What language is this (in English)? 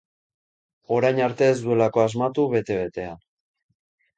Basque